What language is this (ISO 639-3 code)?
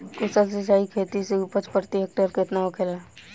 bho